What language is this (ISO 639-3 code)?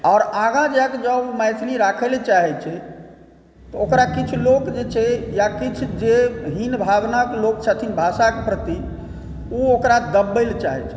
mai